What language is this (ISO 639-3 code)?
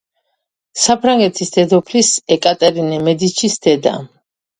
kat